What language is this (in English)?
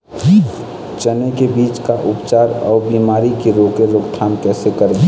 Chhattisgarhi